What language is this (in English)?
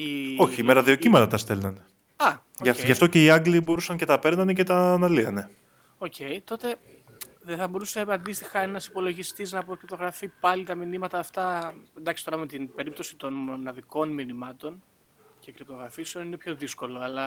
Greek